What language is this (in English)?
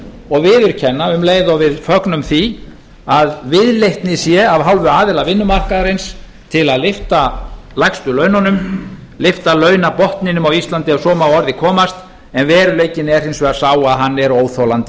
Icelandic